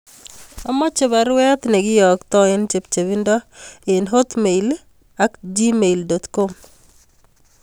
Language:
Kalenjin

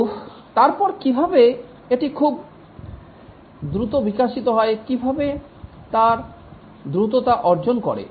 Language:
Bangla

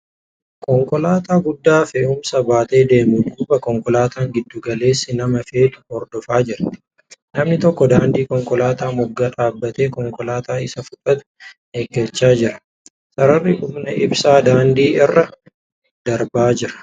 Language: Oromo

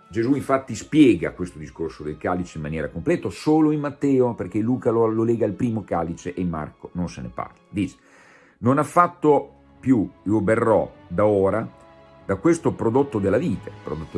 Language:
Italian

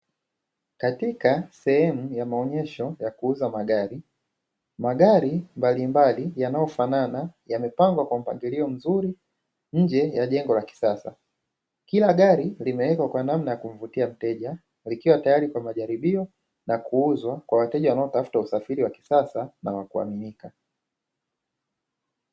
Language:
Swahili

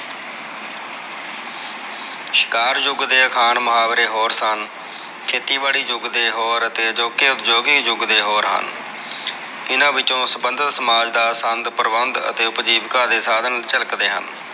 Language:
Punjabi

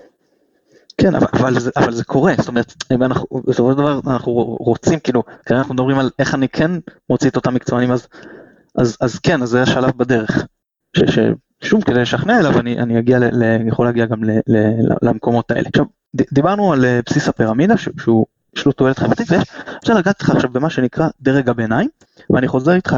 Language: Hebrew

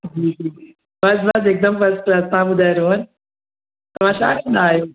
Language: Sindhi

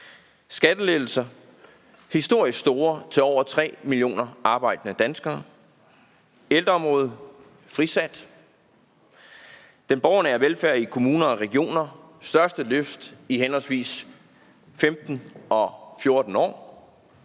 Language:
Danish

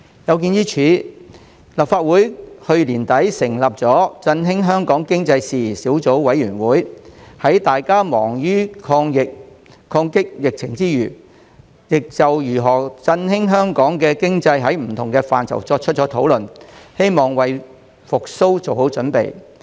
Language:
Cantonese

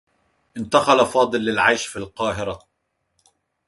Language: Arabic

